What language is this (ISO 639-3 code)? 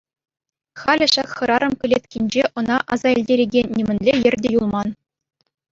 chv